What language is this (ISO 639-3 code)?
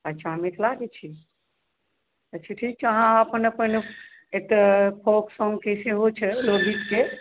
mai